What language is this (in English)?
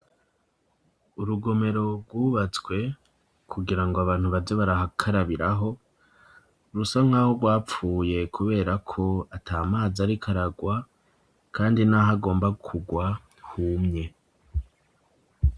Rundi